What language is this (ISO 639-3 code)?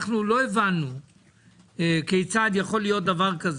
heb